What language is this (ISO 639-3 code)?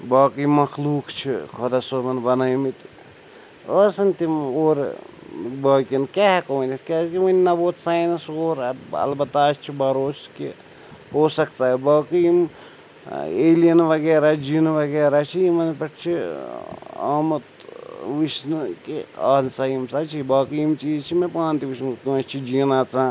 kas